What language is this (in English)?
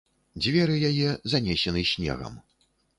Belarusian